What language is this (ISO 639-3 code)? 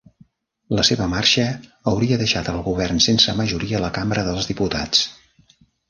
cat